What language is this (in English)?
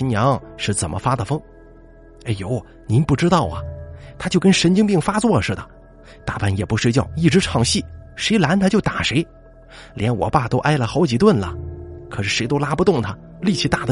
Chinese